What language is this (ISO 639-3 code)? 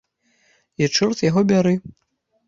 bel